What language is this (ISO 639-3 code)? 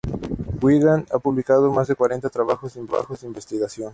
spa